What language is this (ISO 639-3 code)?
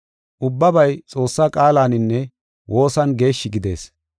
gof